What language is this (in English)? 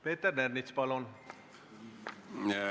Estonian